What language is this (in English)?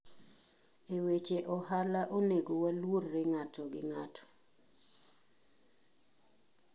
Luo (Kenya and Tanzania)